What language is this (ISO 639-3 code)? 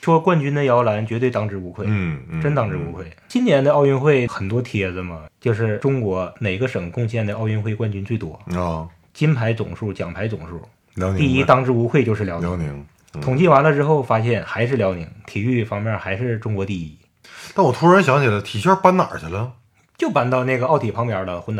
zho